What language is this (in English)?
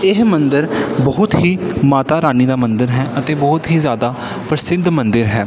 Punjabi